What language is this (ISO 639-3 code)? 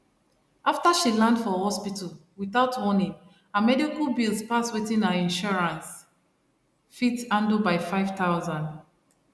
pcm